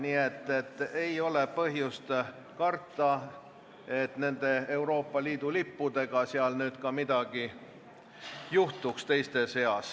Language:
Estonian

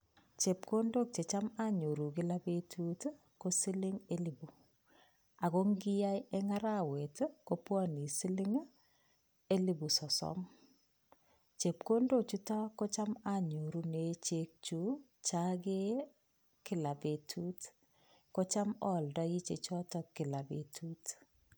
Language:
Kalenjin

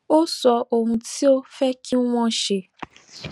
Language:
Yoruba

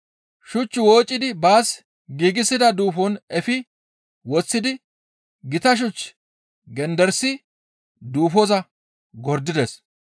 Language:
Gamo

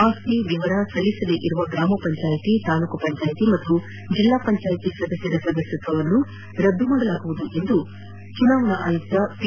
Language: Kannada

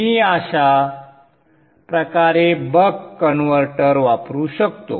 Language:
Marathi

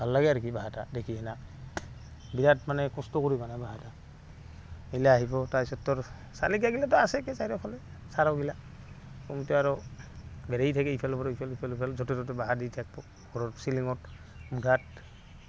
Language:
Assamese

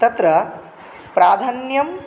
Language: Sanskrit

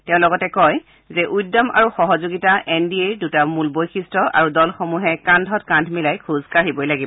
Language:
Assamese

